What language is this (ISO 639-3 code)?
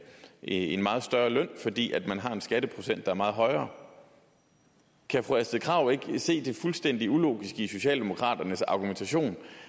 dan